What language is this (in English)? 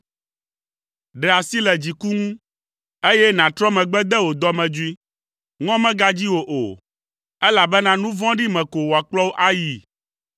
Ewe